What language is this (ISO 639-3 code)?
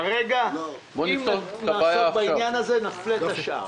heb